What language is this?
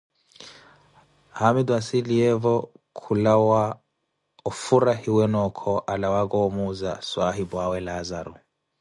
Koti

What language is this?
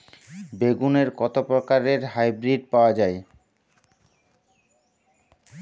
Bangla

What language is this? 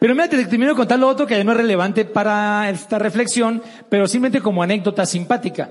Spanish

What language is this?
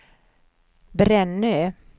Swedish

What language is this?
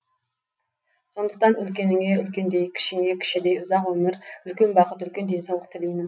Kazakh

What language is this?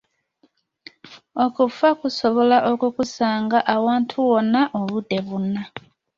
Ganda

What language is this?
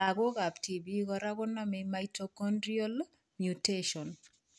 Kalenjin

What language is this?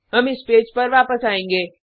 Hindi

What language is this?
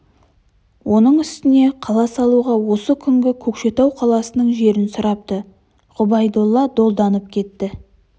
Kazakh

